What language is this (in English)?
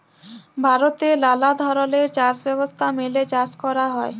Bangla